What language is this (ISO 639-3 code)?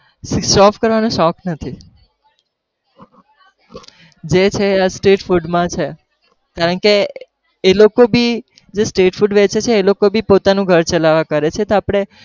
guj